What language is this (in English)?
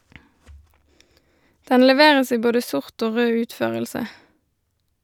Norwegian